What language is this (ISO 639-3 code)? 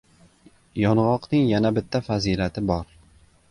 uzb